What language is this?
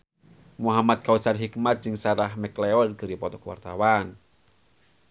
Sundanese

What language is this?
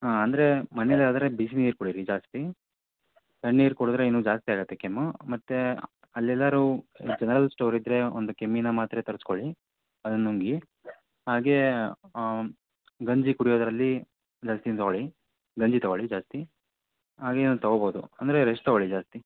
Kannada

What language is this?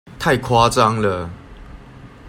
Chinese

